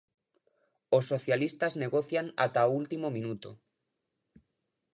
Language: Galician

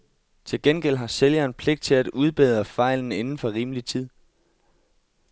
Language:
Danish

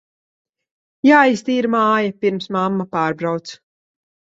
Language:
Latvian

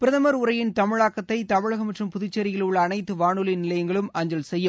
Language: Tamil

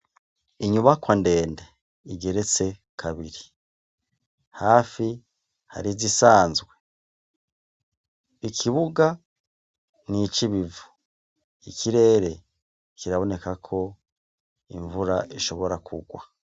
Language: Rundi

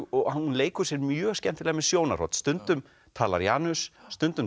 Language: Icelandic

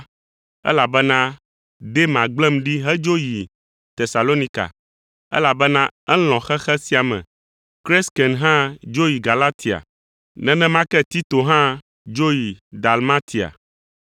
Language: Ewe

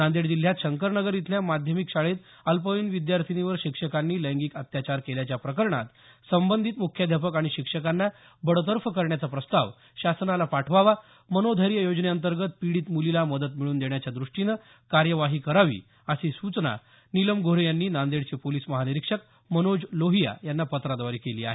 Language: Marathi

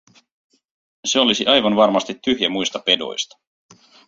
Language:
Finnish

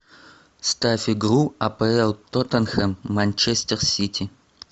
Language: Russian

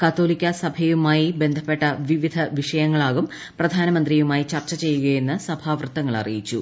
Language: Malayalam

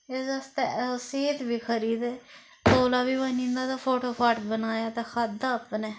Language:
Dogri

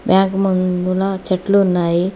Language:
Telugu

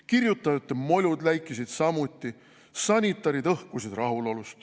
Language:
Estonian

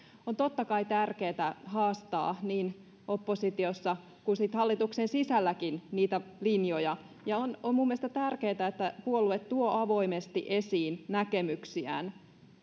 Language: Finnish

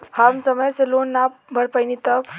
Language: Bhojpuri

